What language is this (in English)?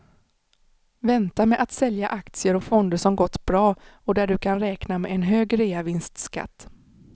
Swedish